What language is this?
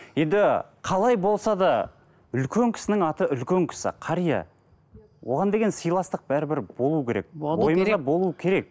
Kazakh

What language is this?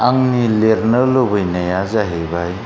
Bodo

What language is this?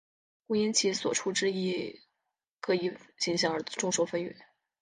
Chinese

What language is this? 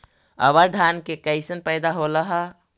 Magahi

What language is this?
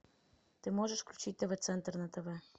Russian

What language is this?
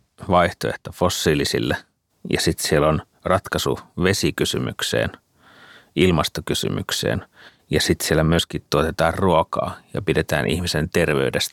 Finnish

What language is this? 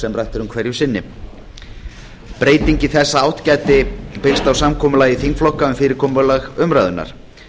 Icelandic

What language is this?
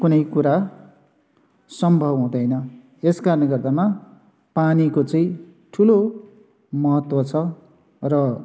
Nepali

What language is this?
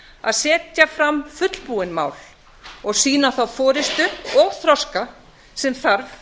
Icelandic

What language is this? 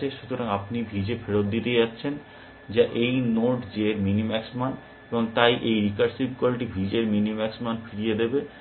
Bangla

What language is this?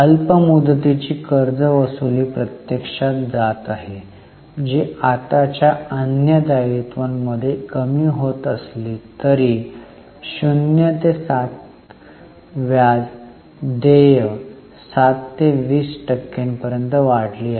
Marathi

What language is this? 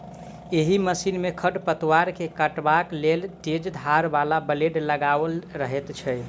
Maithili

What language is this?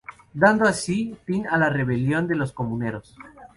Spanish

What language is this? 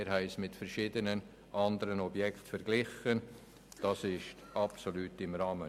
Swiss German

